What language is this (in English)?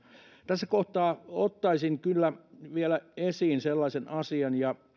Finnish